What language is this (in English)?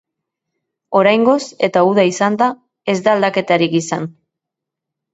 Basque